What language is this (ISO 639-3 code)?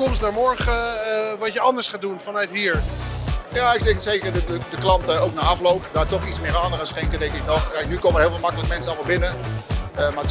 nld